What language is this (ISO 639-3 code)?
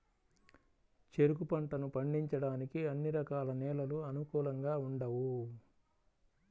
tel